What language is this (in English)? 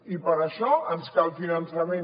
Catalan